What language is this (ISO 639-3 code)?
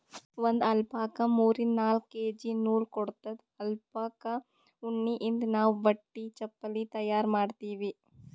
kan